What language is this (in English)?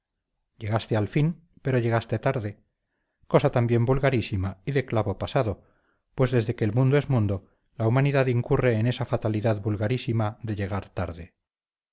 Spanish